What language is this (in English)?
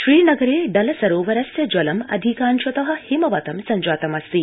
Sanskrit